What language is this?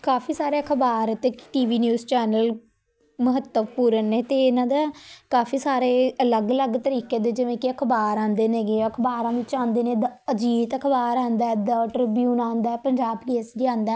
Punjabi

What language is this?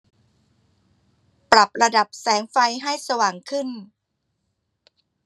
Thai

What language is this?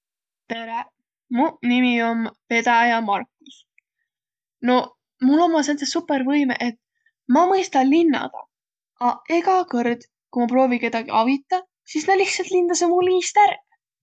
Võro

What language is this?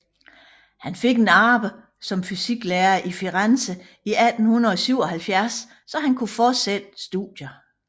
Danish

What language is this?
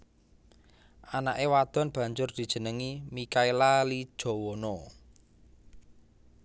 Javanese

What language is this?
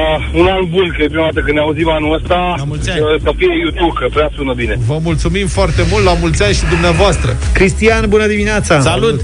Romanian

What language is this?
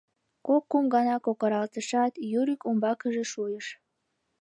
Mari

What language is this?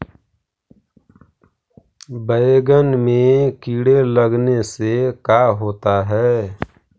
Magahi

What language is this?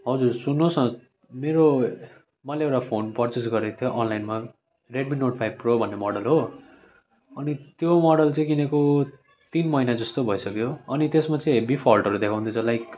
Nepali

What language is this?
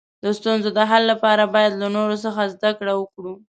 Pashto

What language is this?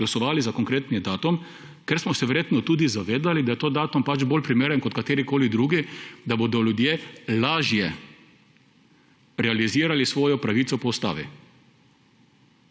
Slovenian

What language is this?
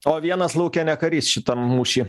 Lithuanian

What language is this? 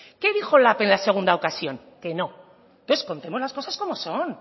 Spanish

